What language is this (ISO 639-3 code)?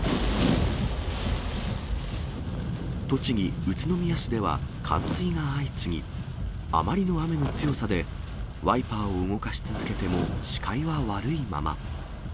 jpn